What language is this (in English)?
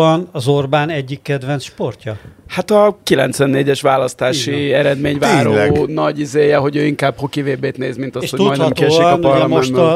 Hungarian